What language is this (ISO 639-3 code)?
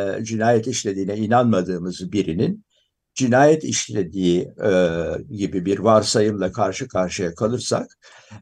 tur